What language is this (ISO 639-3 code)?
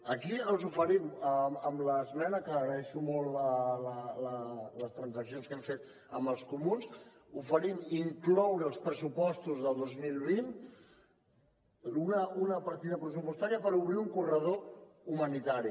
cat